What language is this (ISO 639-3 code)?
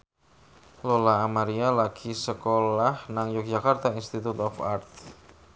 jav